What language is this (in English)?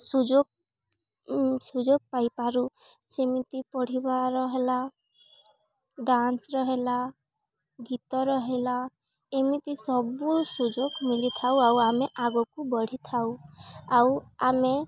Odia